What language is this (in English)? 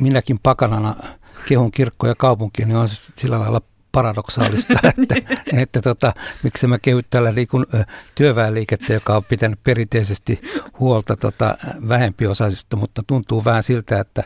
Finnish